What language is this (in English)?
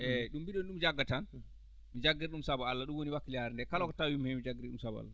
Fula